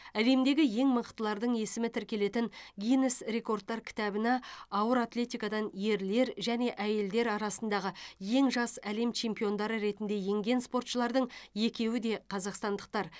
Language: Kazakh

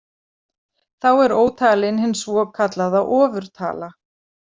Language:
Icelandic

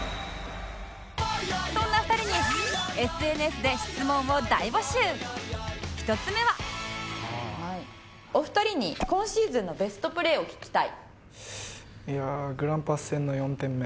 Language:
Japanese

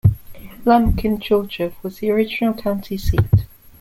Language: English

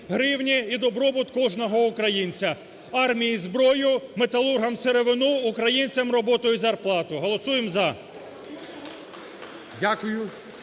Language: Ukrainian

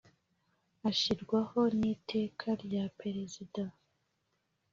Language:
Kinyarwanda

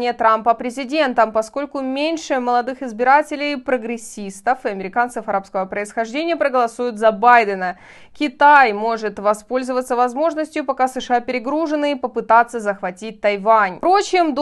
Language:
Russian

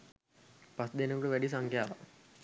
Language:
Sinhala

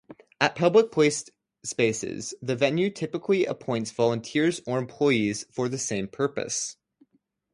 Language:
English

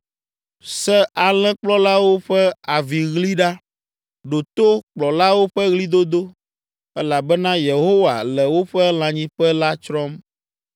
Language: Ewe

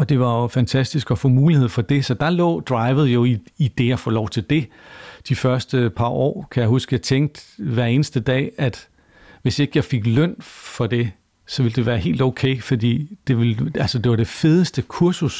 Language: Danish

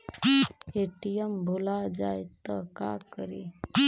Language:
Magahi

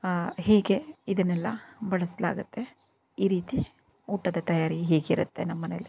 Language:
Kannada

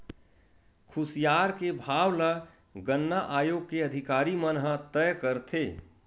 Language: Chhattisgarhi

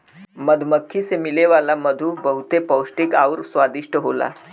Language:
Bhojpuri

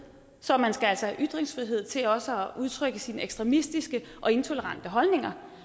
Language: Danish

